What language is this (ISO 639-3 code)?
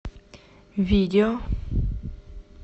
rus